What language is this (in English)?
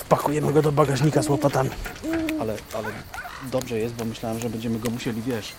Polish